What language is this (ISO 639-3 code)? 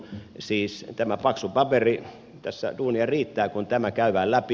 fin